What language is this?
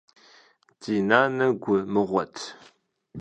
Kabardian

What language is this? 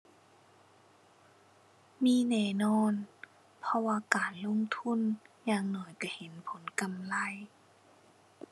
Thai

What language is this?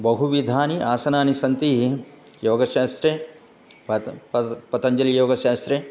Sanskrit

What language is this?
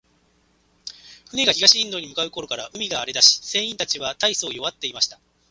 Japanese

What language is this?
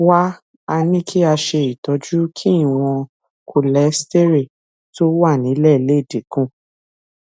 Yoruba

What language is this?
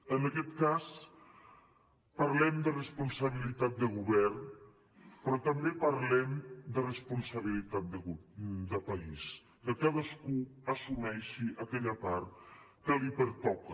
Catalan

